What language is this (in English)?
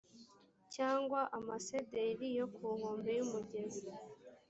Kinyarwanda